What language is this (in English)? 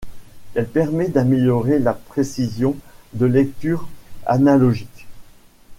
French